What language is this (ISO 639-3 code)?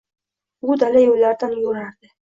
uzb